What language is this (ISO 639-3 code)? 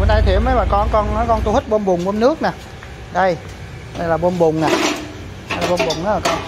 vie